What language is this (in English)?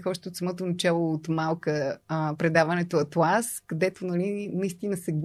Bulgarian